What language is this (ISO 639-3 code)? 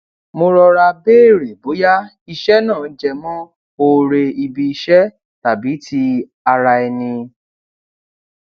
yor